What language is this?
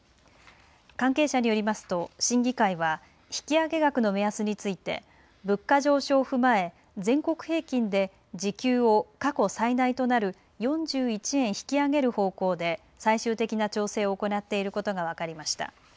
Japanese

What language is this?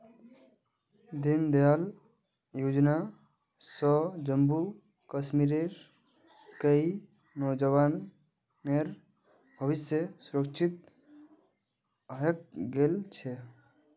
Magahi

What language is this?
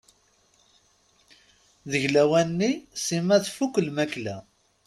Kabyle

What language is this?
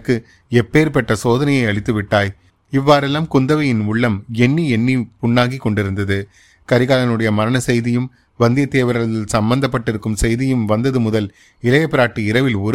Tamil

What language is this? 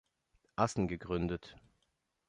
German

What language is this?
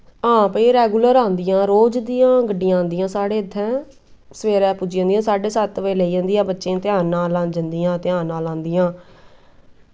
Dogri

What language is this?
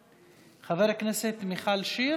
Hebrew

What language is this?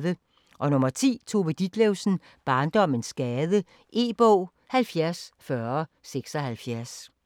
Danish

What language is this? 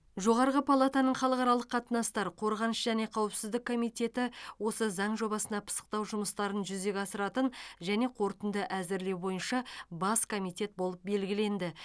Kazakh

